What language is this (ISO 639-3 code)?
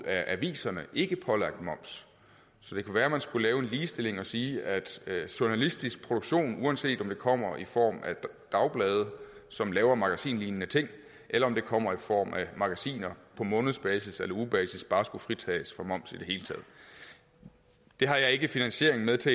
dan